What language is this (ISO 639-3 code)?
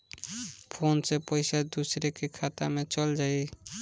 bho